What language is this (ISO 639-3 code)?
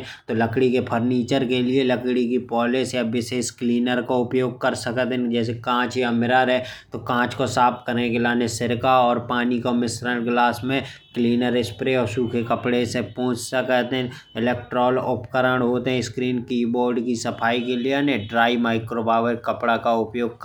bns